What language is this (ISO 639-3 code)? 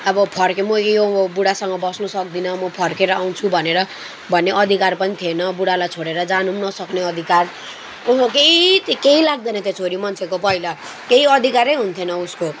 nep